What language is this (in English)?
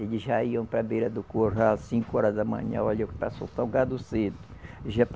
Portuguese